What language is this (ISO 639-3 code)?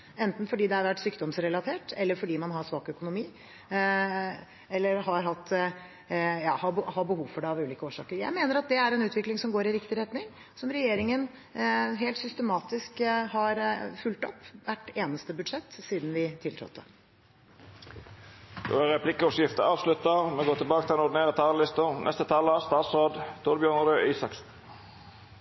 nor